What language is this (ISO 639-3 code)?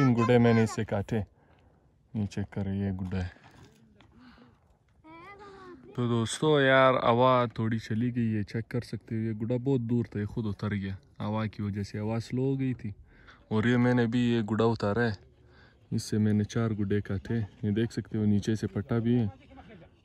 ron